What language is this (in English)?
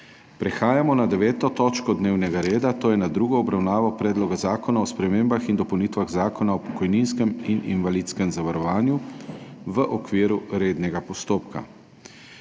Slovenian